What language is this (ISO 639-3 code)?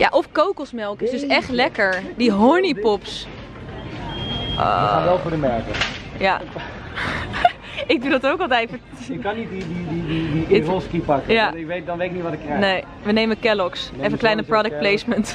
nld